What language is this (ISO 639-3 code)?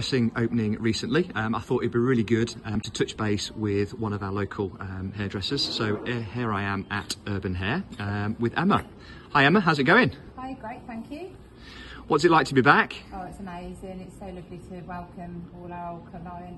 eng